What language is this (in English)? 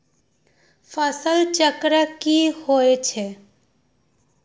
Magahi